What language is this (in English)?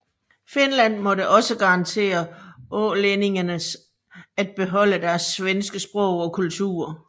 Danish